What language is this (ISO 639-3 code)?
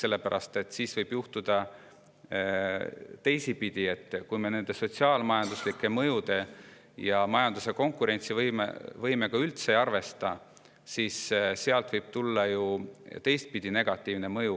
est